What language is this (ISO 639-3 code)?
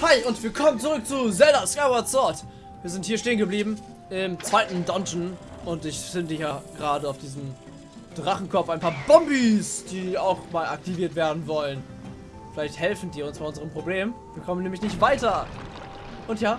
deu